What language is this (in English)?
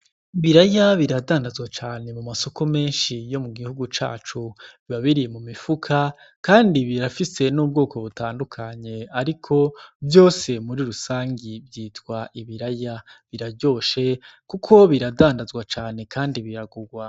Rundi